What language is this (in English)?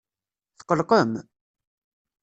Kabyle